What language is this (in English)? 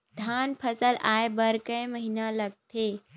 Chhattisgarhi